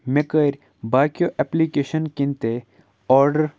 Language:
Kashmiri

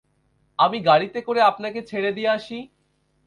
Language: Bangla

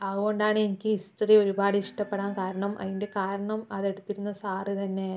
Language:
Malayalam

